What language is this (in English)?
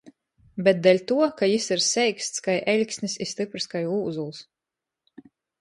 Latgalian